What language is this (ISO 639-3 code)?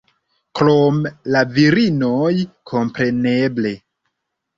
epo